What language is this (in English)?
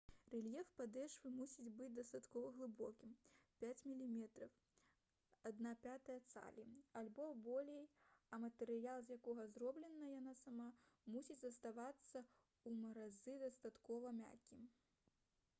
Belarusian